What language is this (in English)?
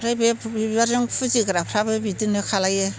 Bodo